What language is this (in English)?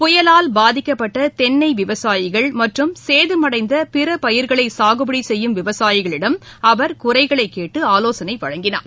Tamil